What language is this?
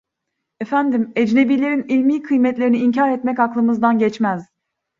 Turkish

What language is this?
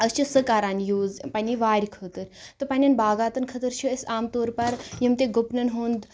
Kashmiri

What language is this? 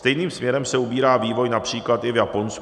Czech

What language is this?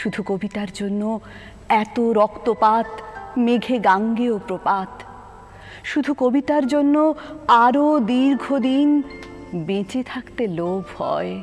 Bangla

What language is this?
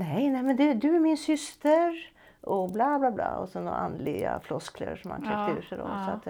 Swedish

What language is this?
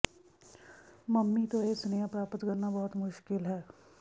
Punjabi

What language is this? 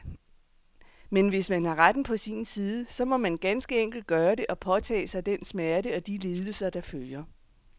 Danish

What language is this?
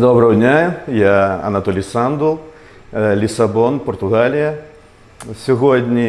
Ukrainian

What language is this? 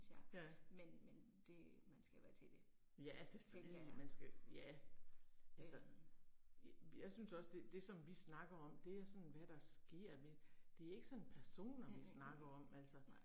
Danish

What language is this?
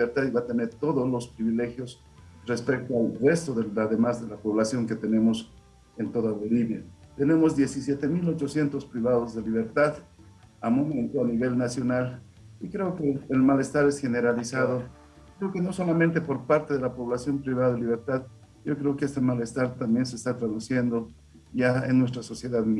Spanish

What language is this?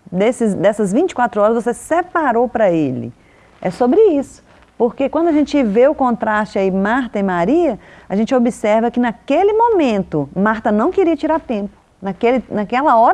Portuguese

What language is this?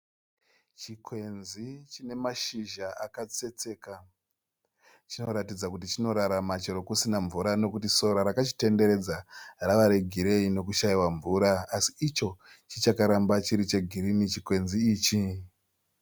Shona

